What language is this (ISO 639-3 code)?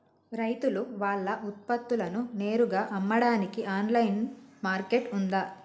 tel